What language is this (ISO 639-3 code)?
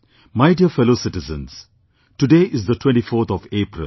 eng